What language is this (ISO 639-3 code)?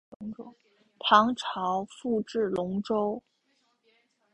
zho